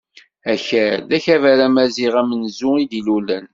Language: Kabyle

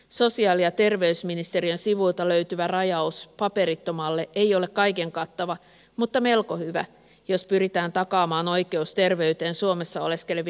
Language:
Finnish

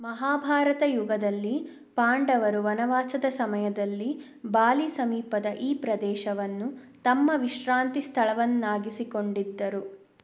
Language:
Kannada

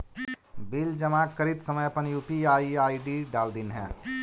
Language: Magahi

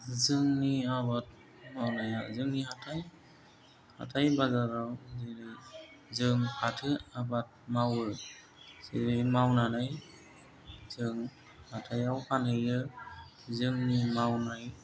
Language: Bodo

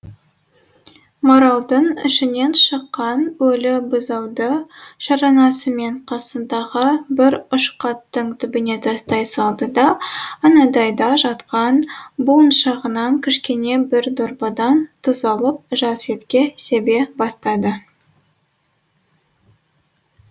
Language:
Kazakh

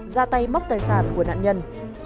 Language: Vietnamese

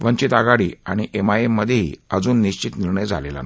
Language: Marathi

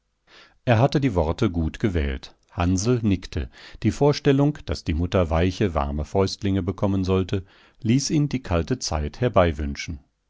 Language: German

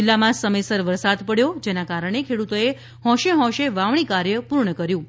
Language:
Gujarati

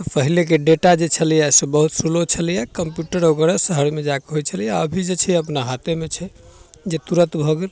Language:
Maithili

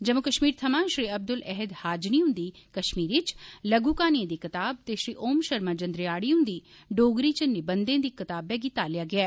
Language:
Dogri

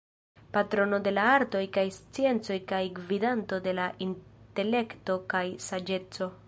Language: Esperanto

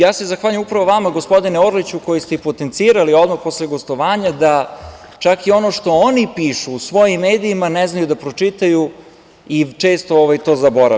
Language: Serbian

